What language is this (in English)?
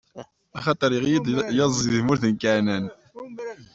Kabyle